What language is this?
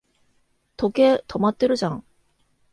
Japanese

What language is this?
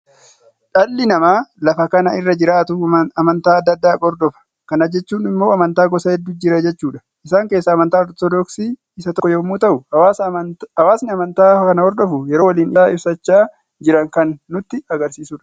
Oromo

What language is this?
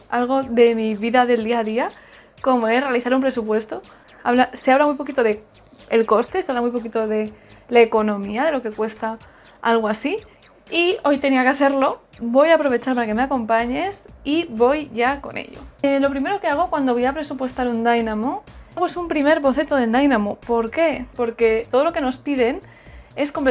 Spanish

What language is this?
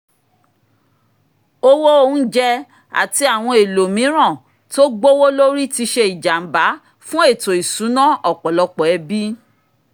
Yoruba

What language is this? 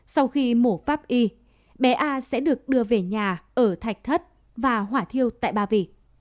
Vietnamese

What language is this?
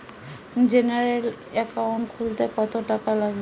Bangla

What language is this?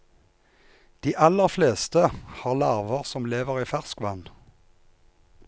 Norwegian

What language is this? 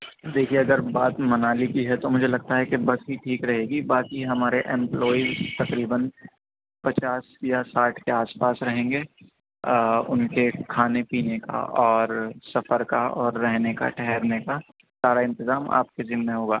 Urdu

